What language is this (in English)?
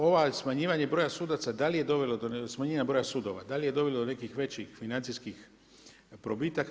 Croatian